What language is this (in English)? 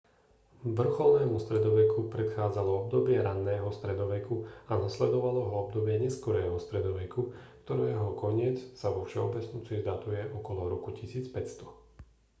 Slovak